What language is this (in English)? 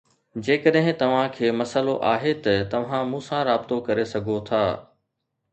Sindhi